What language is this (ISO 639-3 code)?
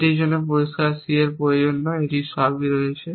ben